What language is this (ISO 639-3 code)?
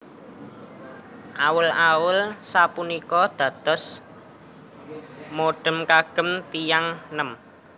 jav